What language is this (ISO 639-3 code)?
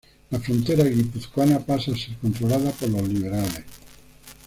spa